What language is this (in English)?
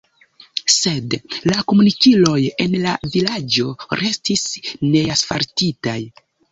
Esperanto